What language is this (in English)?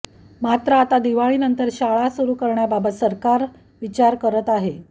Marathi